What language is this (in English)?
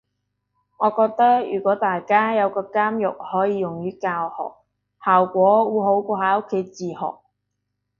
Cantonese